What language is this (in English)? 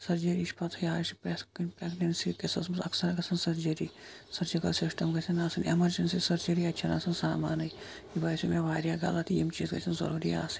Kashmiri